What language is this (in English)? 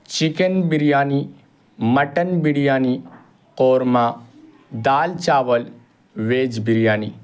Urdu